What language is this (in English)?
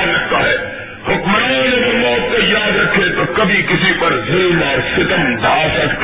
Urdu